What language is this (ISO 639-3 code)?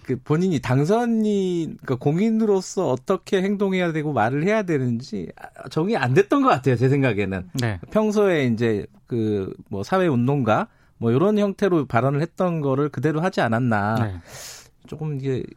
kor